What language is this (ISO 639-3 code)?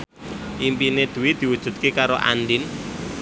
jav